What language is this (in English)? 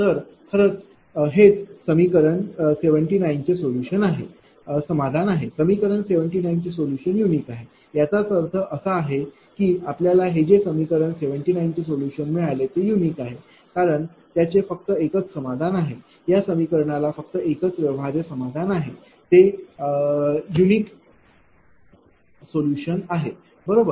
Marathi